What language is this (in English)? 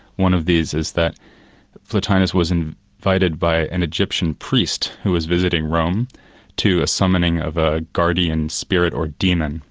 English